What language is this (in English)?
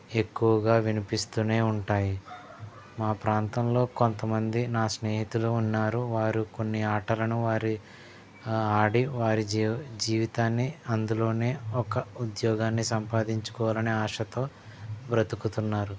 Telugu